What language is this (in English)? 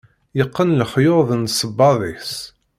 Kabyle